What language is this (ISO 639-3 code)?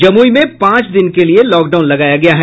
hin